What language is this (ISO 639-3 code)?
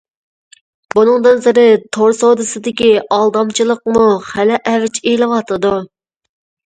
uig